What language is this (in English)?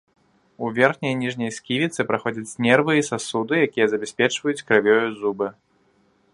Belarusian